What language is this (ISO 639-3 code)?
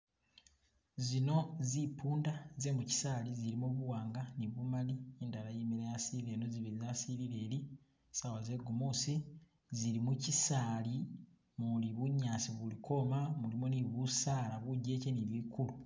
myx